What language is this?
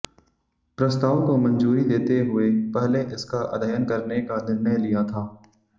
Hindi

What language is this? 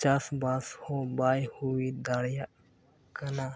Santali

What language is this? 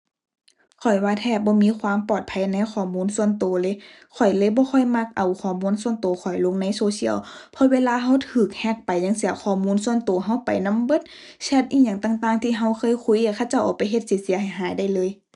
Thai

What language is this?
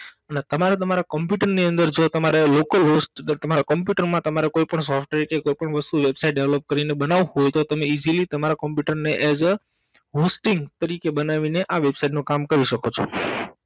Gujarati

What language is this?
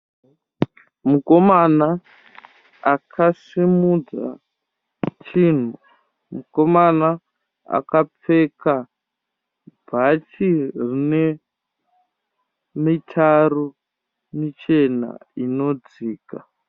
Shona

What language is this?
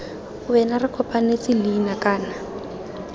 Tswana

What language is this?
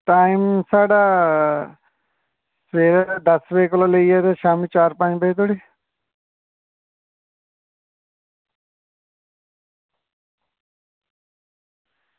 Dogri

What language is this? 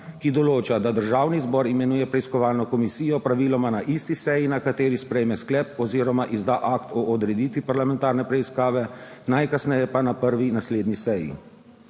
Slovenian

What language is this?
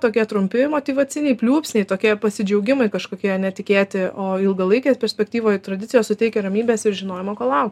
Lithuanian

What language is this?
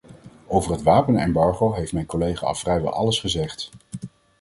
Dutch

